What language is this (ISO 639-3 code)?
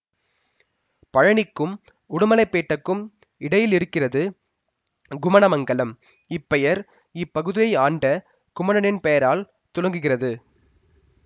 tam